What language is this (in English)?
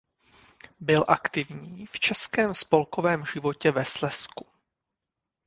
Czech